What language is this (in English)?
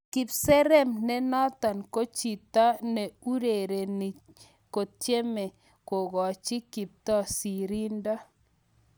Kalenjin